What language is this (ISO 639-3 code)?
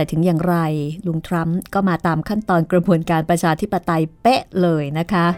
tha